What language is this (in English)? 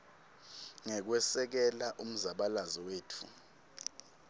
Swati